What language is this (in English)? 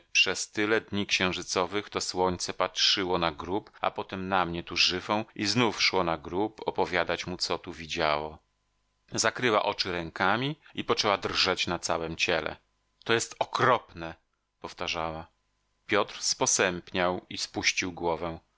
Polish